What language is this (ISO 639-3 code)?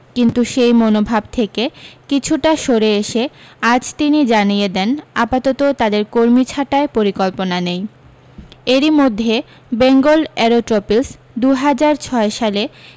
ben